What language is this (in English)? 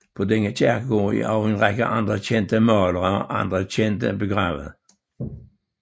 Danish